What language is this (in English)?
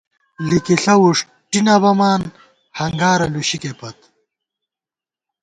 Gawar-Bati